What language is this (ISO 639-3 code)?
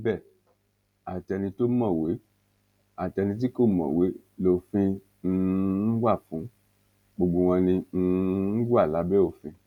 yor